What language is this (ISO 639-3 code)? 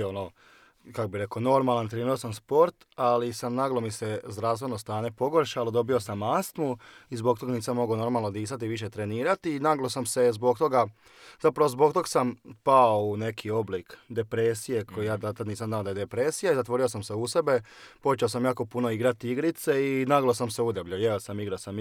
hrv